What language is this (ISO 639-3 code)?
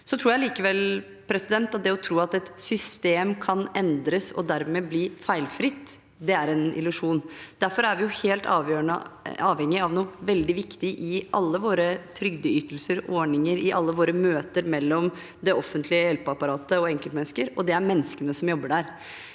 nor